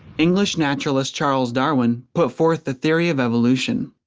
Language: English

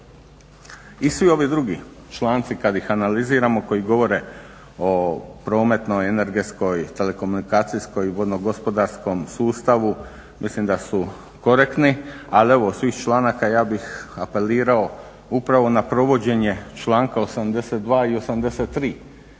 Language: Croatian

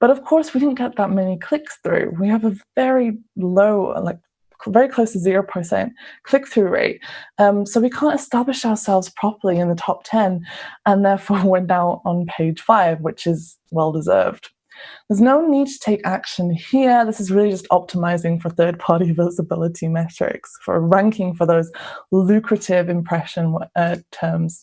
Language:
English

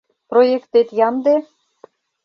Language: Mari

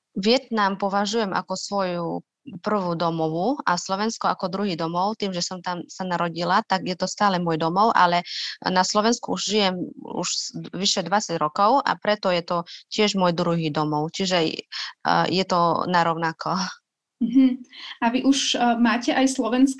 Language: Slovak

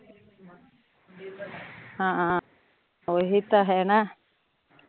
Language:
Punjabi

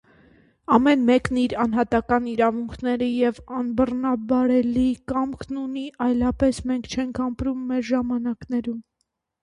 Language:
Armenian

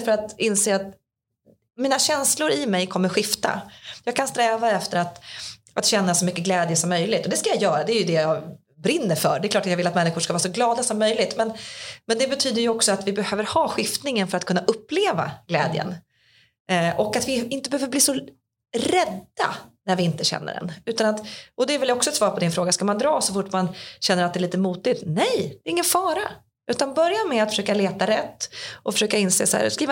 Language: Swedish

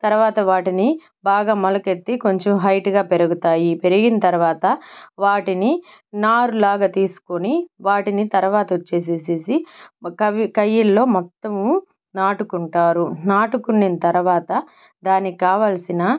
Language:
Telugu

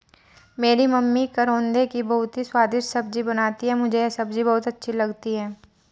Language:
Hindi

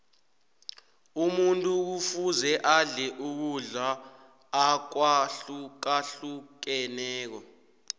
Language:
South Ndebele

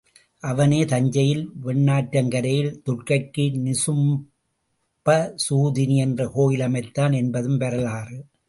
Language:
Tamil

